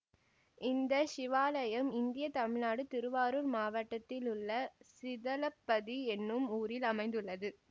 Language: Tamil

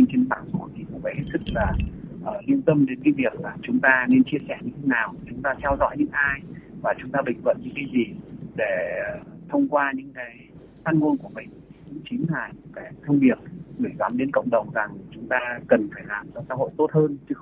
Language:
Vietnamese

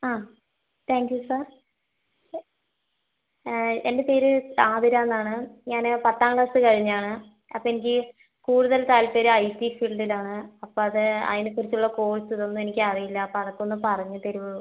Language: Malayalam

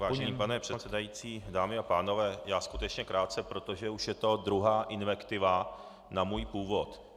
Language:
Czech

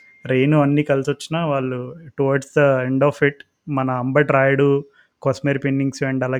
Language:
Telugu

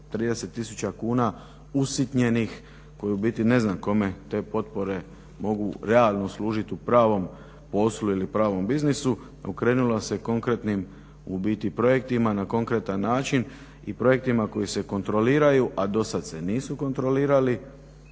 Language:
Croatian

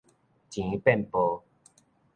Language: Min Nan Chinese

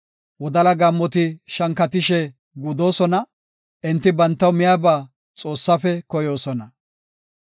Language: Gofa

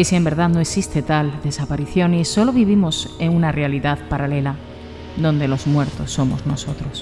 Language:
Spanish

